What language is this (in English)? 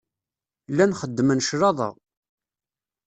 Kabyle